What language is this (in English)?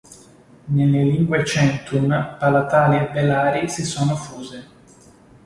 Italian